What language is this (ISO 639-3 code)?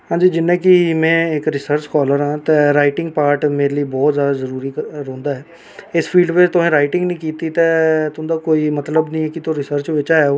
doi